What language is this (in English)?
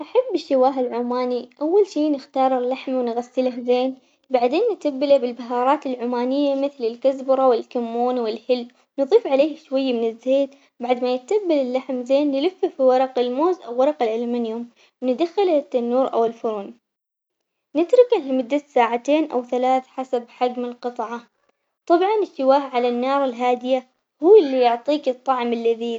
Omani Arabic